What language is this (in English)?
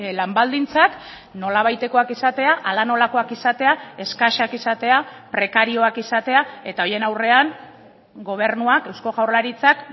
Basque